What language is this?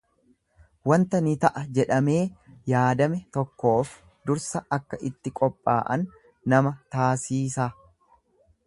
Oromo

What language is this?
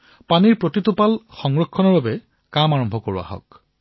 Assamese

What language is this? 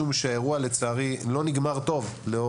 Hebrew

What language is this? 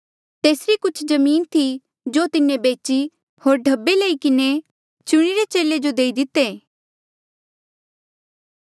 Mandeali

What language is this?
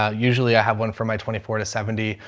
English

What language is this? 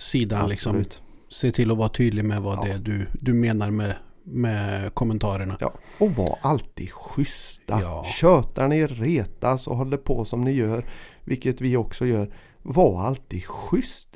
Swedish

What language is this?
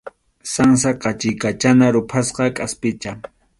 Arequipa-La Unión Quechua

